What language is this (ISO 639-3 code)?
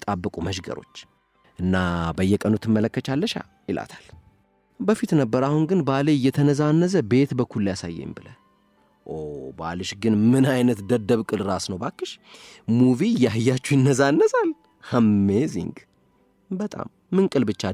ara